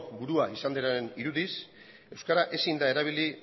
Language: Basque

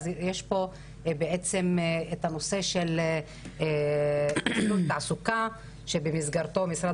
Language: Hebrew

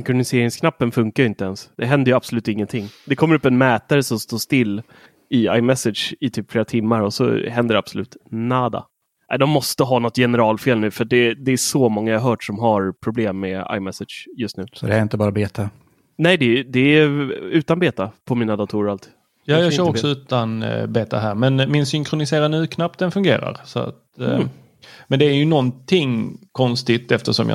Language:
Swedish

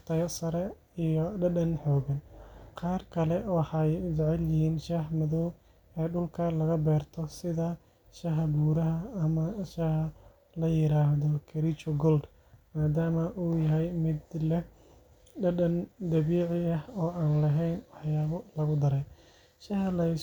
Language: Somali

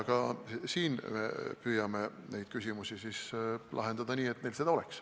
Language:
Estonian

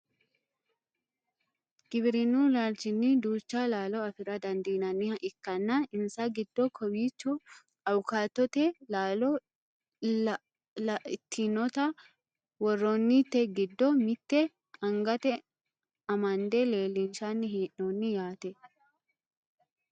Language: Sidamo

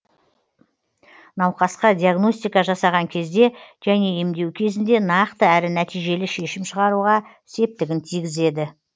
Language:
Kazakh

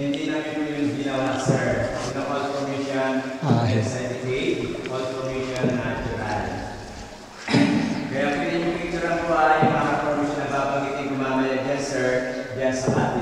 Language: Indonesian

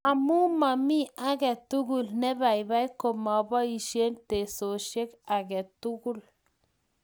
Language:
Kalenjin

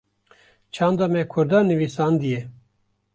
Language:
Kurdish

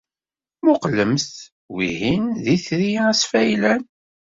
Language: Kabyle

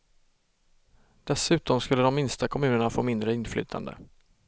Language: Swedish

